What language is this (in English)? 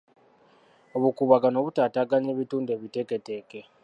Ganda